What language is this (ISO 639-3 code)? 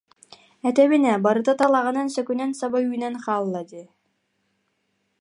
sah